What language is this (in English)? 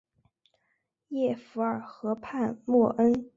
Chinese